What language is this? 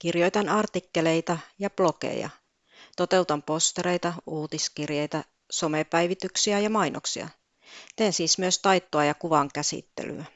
Finnish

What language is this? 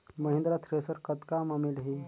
Chhattisgarhi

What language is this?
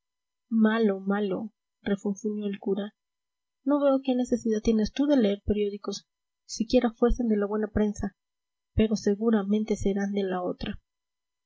Spanish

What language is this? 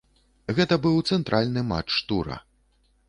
Belarusian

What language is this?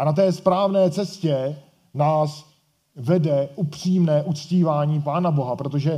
Czech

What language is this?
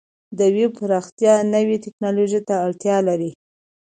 Pashto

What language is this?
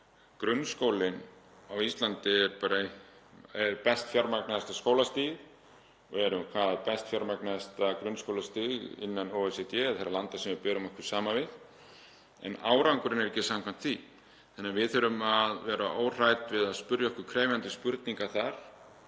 Icelandic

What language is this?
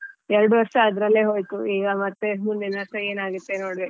Kannada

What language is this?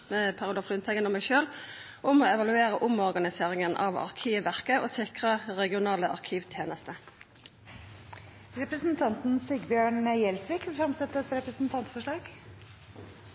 Norwegian Nynorsk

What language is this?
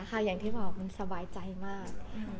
Thai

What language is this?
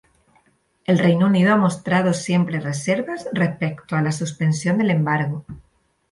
Spanish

